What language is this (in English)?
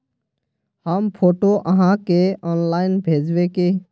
Magahi